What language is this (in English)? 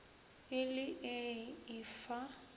Northern Sotho